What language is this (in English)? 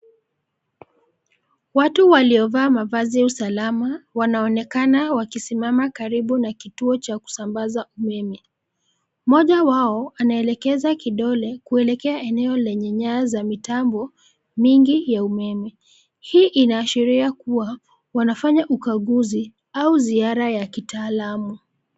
Swahili